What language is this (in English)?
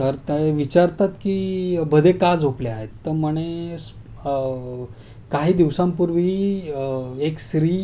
Marathi